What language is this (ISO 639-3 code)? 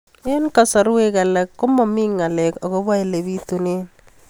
kln